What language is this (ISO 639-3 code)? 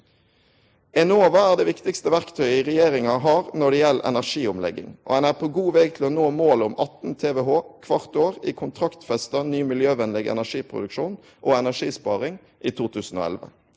nor